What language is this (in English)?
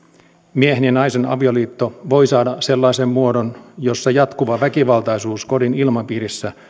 Finnish